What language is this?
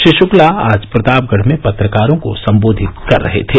Hindi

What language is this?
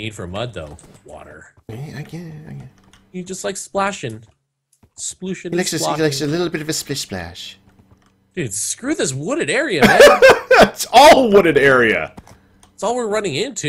English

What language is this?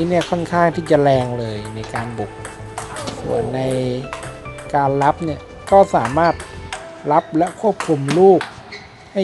Thai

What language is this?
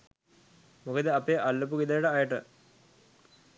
Sinhala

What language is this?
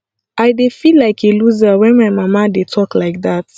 Nigerian Pidgin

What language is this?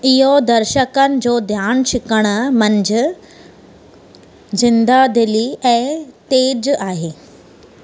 Sindhi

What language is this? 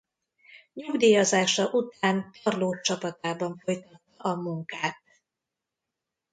Hungarian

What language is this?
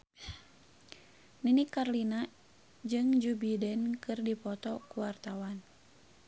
Sundanese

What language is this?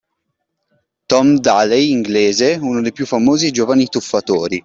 Italian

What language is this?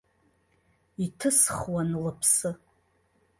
Abkhazian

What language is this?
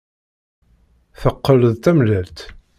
Kabyle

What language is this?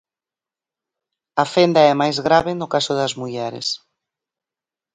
Galician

